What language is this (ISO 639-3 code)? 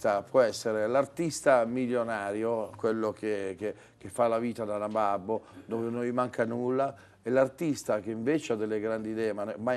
ita